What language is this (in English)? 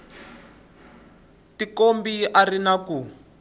Tsonga